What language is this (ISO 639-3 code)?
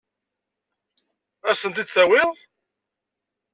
kab